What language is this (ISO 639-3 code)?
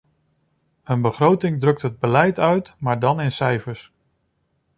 nld